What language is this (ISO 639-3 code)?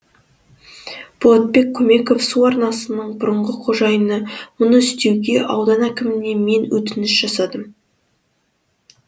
kaz